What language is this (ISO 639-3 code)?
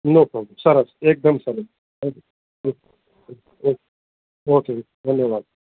guj